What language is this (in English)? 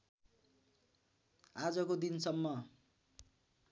Nepali